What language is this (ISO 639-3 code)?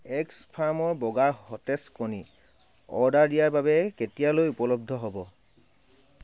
asm